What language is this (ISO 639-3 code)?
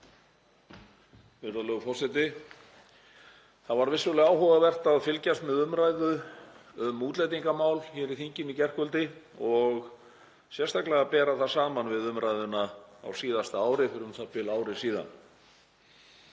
isl